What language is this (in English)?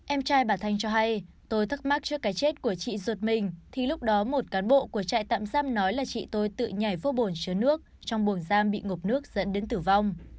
Vietnamese